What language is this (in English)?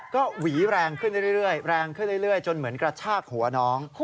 Thai